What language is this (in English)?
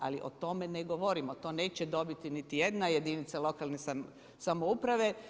Croatian